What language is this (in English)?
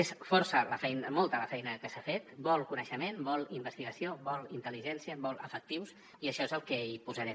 Catalan